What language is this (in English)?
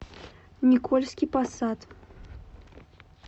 Russian